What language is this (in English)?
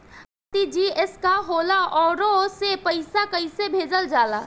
Bhojpuri